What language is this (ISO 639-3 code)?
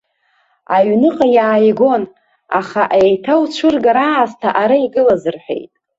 abk